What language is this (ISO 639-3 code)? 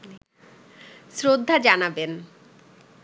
ben